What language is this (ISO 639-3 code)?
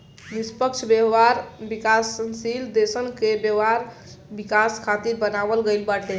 bho